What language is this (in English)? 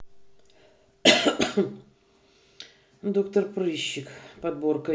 Russian